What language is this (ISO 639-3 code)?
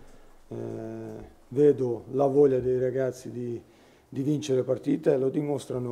ita